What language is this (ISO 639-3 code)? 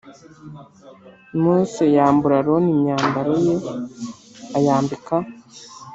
kin